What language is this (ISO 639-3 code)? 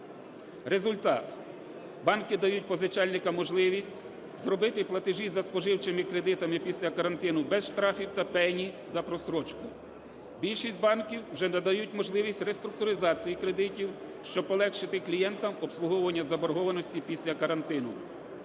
ukr